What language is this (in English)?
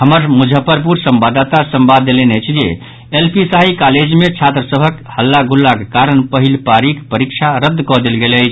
Maithili